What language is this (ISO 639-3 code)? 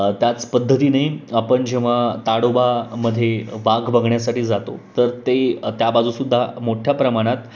mar